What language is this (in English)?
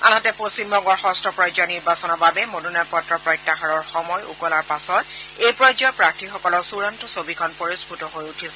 Assamese